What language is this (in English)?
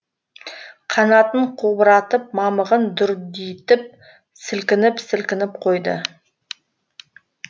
Kazakh